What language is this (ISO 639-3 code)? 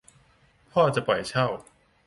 tha